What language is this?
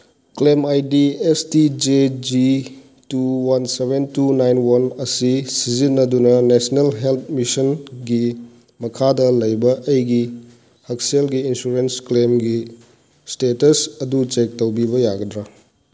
Manipuri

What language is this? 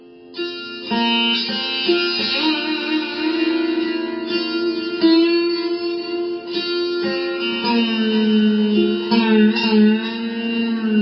Assamese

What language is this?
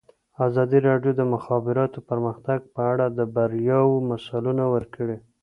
Pashto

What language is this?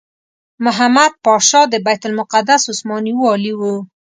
Pashto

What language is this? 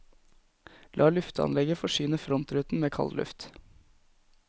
Norwegian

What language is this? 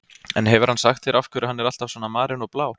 Icelandic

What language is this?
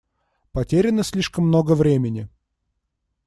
Russian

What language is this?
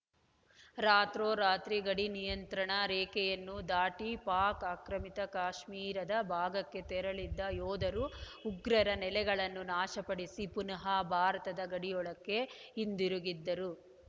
Kannada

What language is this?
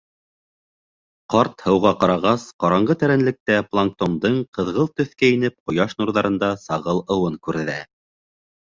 Bashkir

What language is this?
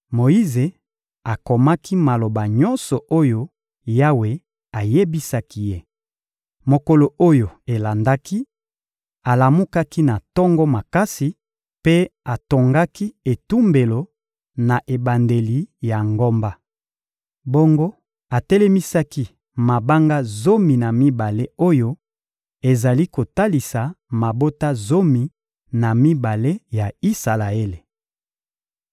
Lingala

